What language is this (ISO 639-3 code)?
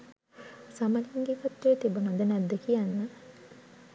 sin